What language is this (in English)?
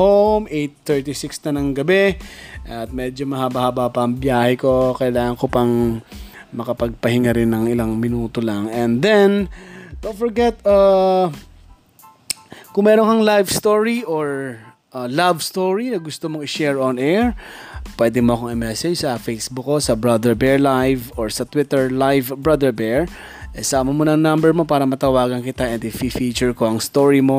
Filipino